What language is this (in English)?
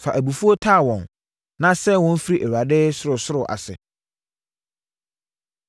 Akan